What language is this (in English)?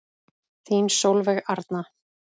Icelandic